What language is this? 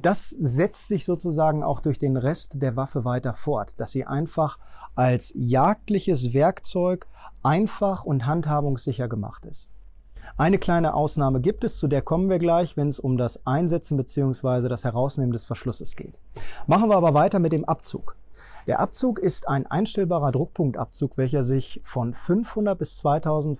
German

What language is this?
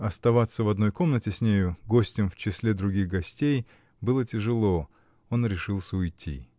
Russian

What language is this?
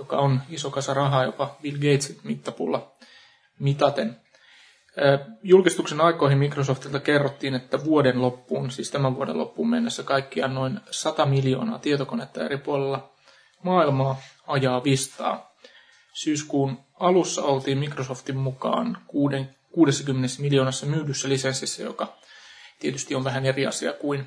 Finnish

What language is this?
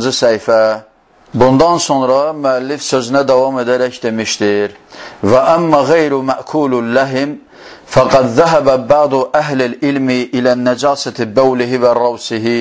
Turkish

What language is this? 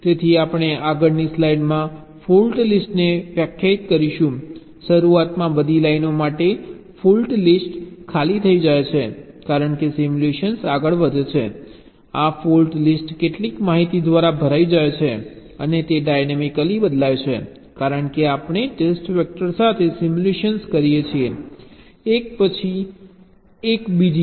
Gujarati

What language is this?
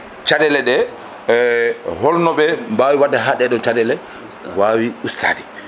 Fula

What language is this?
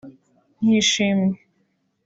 Kinyarwanda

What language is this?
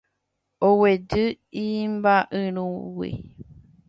Guarani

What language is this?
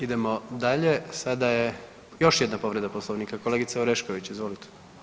Croatian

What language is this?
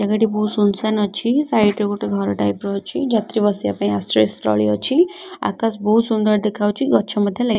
Odia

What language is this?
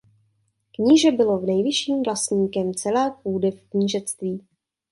Czech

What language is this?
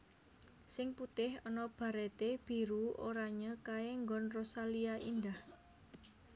Javanese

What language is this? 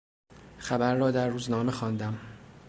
Persian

